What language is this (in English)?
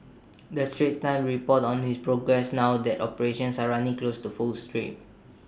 English